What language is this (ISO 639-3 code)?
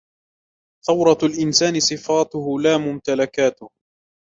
ara